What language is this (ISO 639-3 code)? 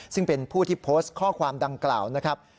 tha